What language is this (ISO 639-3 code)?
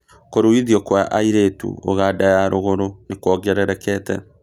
kik